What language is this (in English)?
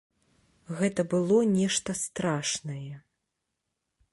Belarusian